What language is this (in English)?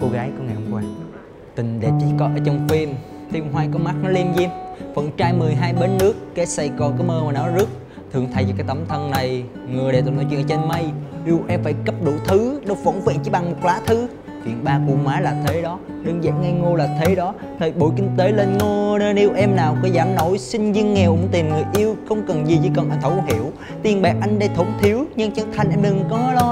Vietnamese